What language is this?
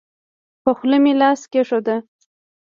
Pashto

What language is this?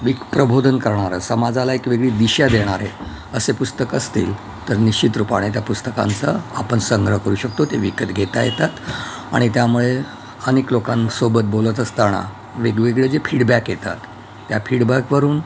Marathi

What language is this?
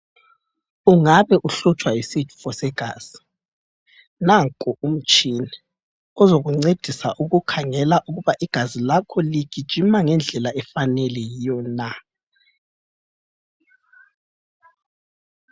North Ndebele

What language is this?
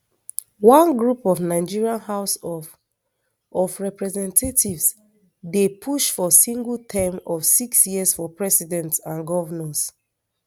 Nigerian Pidgin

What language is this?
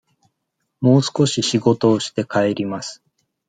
Japanese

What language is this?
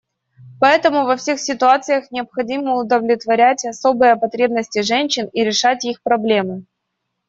Russian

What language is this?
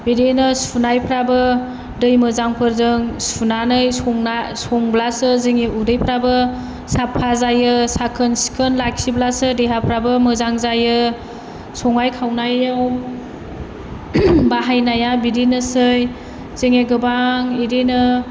Bodo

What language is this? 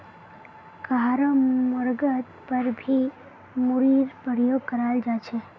Magahi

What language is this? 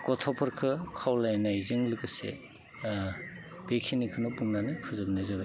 Bodo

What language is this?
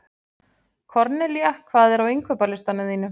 Icelandic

